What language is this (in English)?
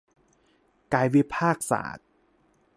Thai